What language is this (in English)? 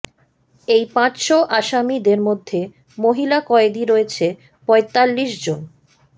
Bangla